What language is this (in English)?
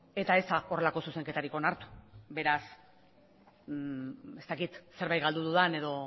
Basque